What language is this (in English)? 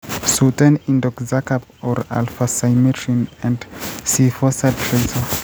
Kalenjin